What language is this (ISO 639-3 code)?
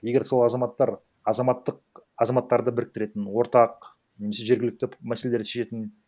kaz